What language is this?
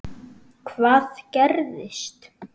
Icelandic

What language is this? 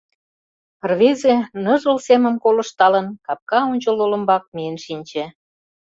Mari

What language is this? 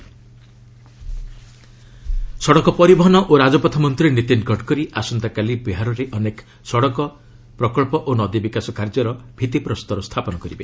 Odia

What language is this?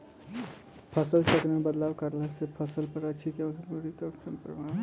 Bhojpuri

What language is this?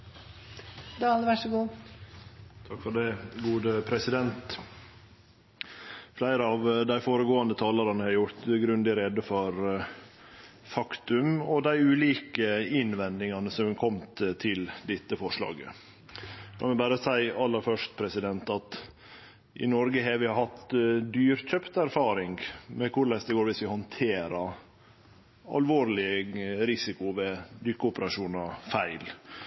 Norwegian Nynorsk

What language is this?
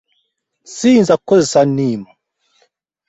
Ganda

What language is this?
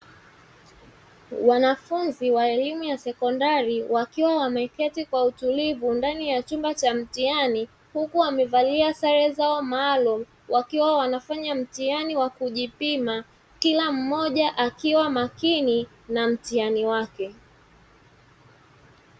Swahili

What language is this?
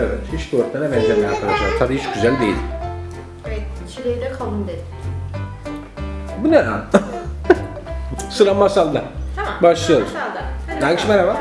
Turkish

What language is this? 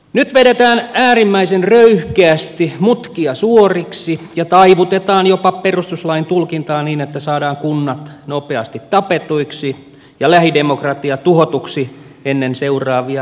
Finnish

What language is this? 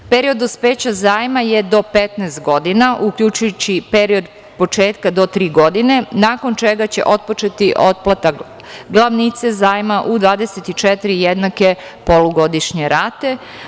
Serbian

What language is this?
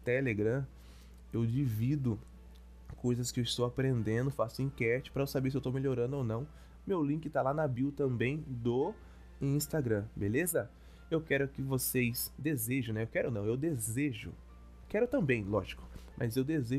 Portuguese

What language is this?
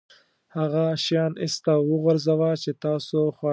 Pashto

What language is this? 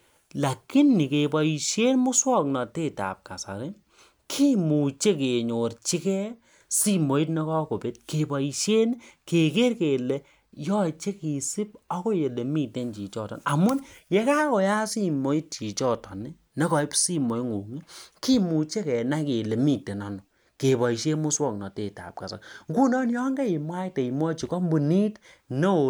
Kalenjin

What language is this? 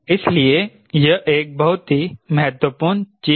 Hindi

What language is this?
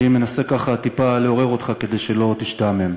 Hebrew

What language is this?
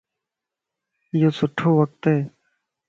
Lasi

